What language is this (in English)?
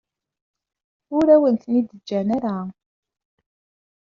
Kabyle